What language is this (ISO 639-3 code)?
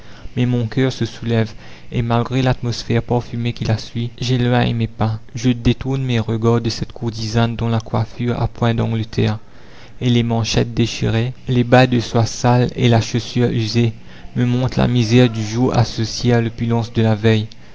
fra